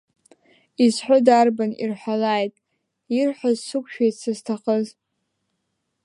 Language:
Abkhazian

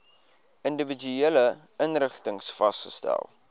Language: Afrikaans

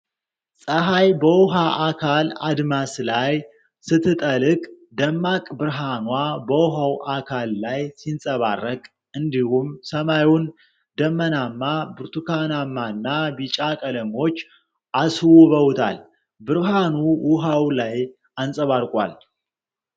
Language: Amharic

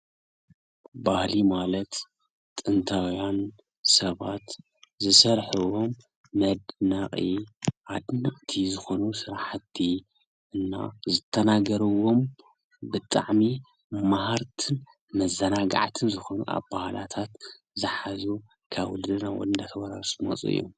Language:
Tigrinya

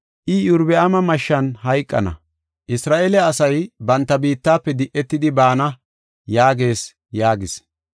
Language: Gofa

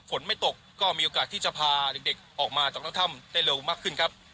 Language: Thai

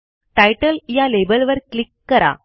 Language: Marathi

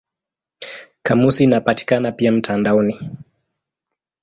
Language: Swahili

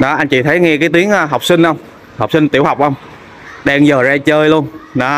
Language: Vietnamese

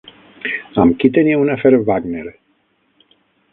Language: Catalan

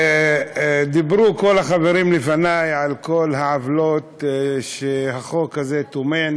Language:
Hebrew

